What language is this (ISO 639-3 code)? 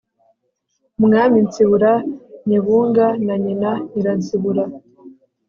kin